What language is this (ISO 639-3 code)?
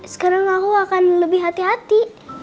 ind